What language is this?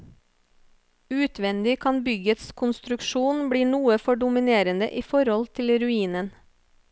Norwegian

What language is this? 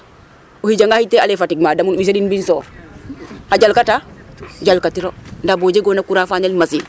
Serer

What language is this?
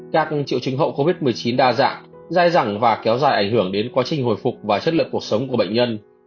Vietnamese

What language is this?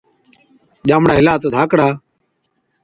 Od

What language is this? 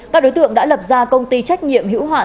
Vietnamese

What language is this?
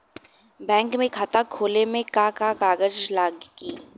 Bhojpuri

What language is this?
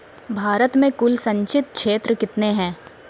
Maithili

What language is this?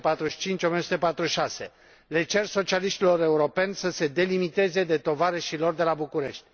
Romanian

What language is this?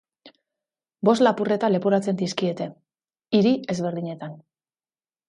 Basque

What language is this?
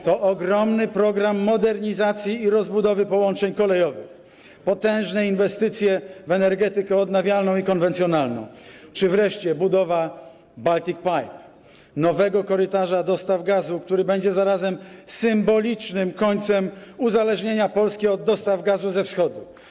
Polish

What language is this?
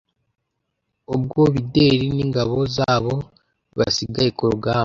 Kinyarwanda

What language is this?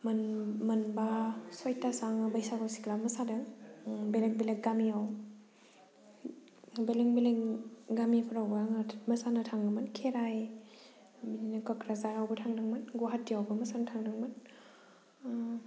Bodo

